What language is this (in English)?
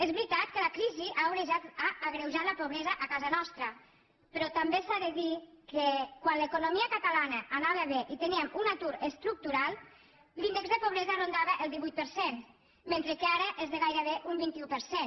Catalan